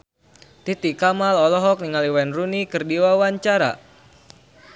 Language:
Sundanese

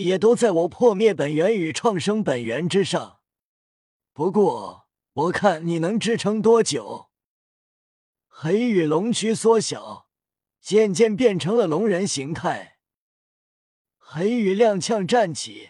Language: Chinese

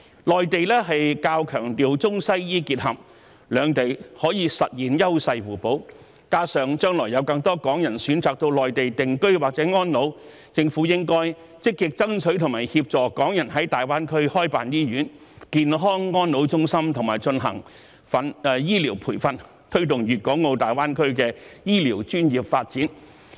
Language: Cantonese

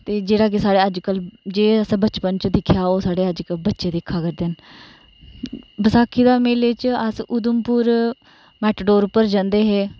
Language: Dogri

